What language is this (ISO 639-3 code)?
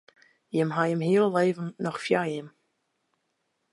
fry